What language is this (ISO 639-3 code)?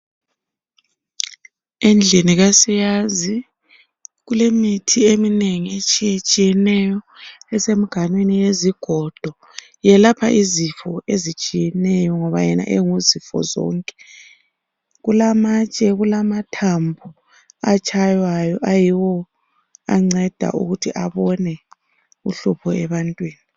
nde